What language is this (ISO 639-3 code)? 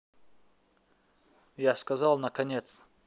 rus